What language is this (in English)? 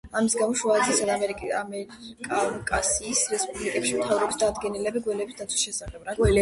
Georgian